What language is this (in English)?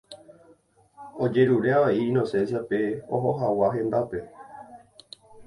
Guarani